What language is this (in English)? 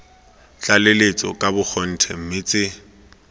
Tswana